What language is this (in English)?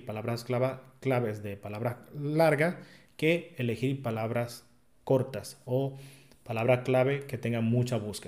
Spanish